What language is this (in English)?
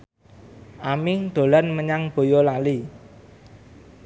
Javanese